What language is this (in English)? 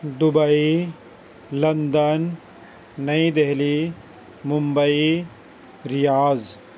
Urdu